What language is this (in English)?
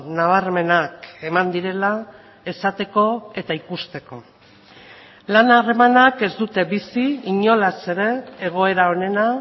Basque